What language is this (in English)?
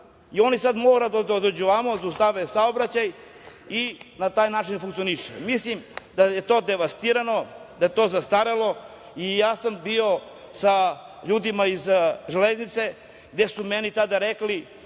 Serbian